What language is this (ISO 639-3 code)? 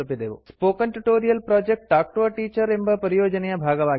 kan